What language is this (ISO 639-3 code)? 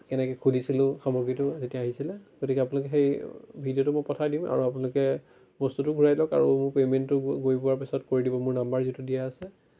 asm